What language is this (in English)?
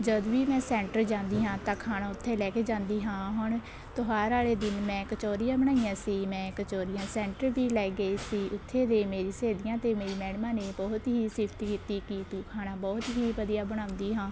Punjabi